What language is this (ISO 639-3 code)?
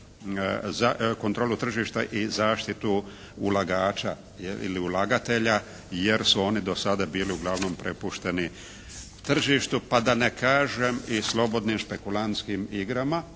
hrv